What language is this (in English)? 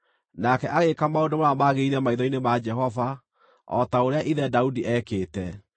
Kikuyu